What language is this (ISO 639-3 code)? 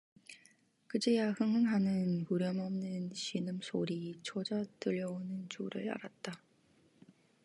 kor